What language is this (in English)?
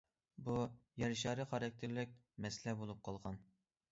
Uyghur